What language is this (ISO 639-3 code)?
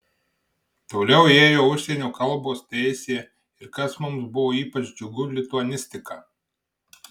lit